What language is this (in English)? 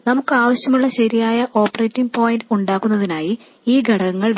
Malayalam